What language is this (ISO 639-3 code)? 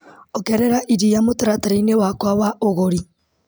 kik